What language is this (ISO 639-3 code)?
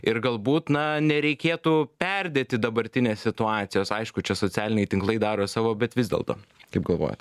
lit